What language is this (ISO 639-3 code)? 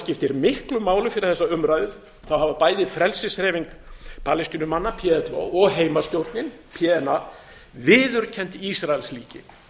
isl